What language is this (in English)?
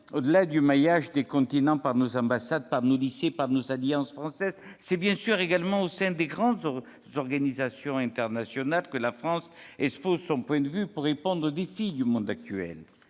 French